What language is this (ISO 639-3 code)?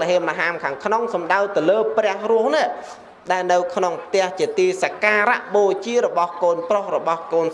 vie